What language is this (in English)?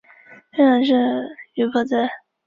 Chinese